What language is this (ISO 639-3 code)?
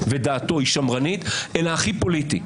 heb